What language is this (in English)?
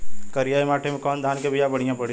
Bhojpuri